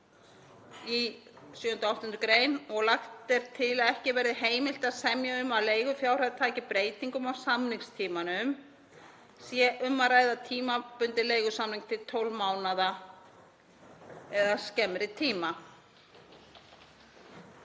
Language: Icelandic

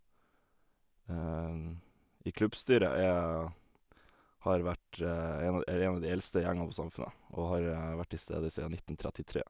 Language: Norwegian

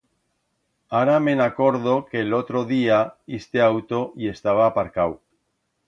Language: Aragonese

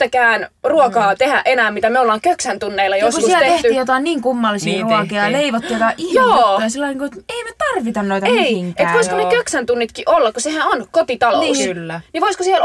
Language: Finnish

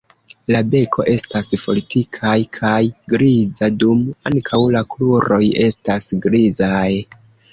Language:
Esperanto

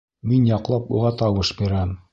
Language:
Bashkir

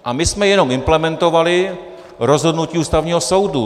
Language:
Czech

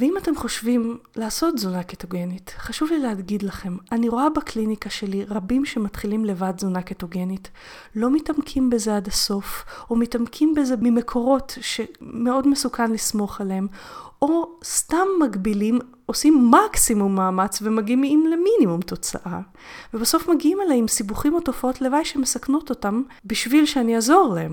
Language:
Hebrew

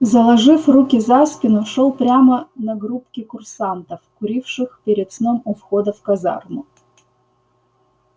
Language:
Russian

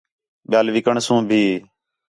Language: Khetrani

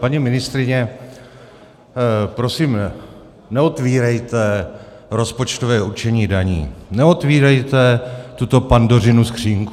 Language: Czech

